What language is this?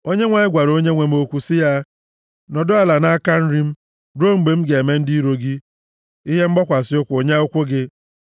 Igbo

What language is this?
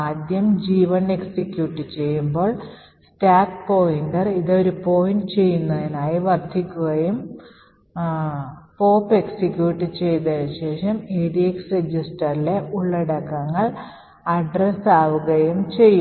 Malayalam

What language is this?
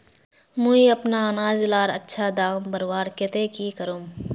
Magahi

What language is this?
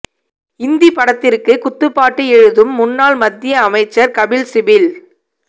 Tamil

